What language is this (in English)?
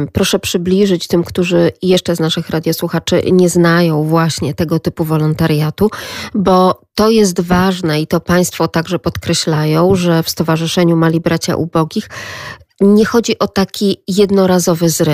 Polish